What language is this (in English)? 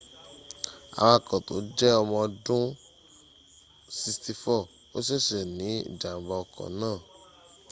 Yoruba